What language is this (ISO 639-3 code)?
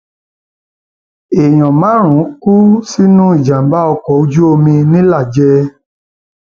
yor